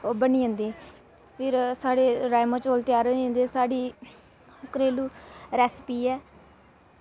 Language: Dogri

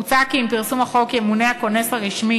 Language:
Hebrew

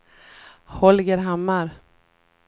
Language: Swedish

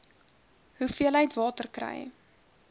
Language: Afrikaans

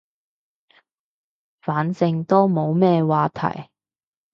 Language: Cantonese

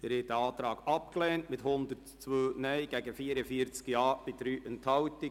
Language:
Swiss German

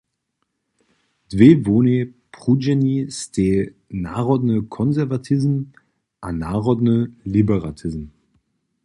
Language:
Upper Sorbian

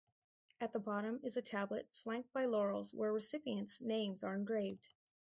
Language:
English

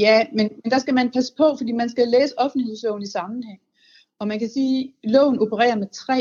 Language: Danish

